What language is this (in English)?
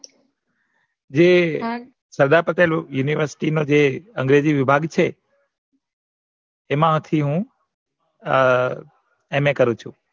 Gujarati